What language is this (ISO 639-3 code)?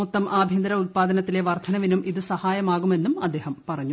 mal